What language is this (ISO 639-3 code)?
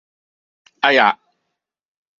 yue